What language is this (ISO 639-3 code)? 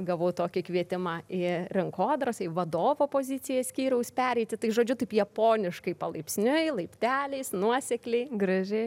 lit